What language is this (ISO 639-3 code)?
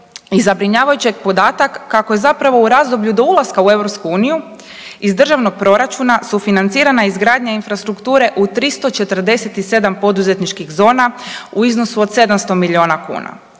hrv